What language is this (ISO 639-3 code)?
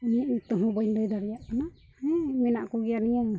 sat